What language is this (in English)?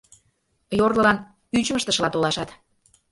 Mari